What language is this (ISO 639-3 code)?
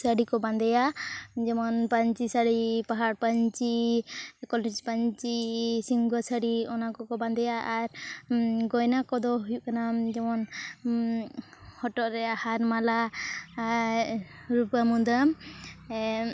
sat